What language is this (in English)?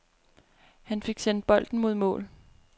Danish